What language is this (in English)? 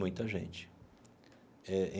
Portuguese